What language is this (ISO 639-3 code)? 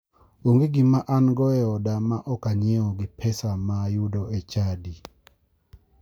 luo